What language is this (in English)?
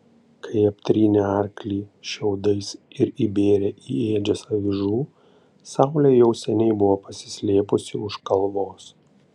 Lithuanian